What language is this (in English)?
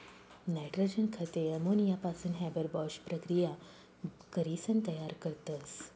Marathi